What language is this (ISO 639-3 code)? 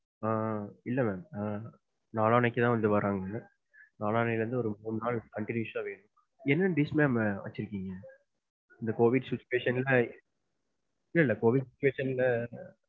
tam